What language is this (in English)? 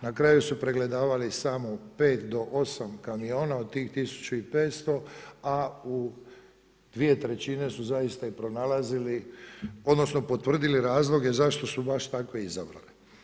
Croatian